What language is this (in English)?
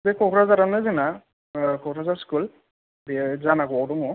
Bodo